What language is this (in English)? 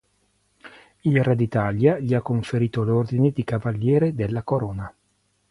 Italian